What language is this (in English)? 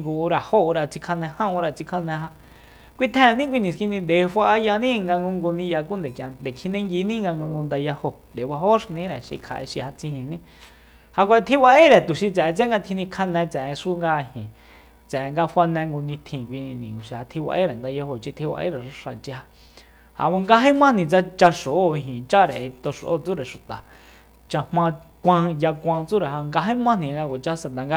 Soyaltepec Mazatec